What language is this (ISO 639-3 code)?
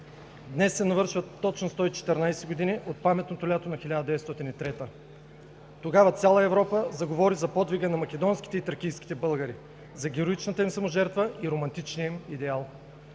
bul